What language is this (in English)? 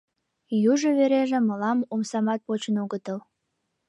Mari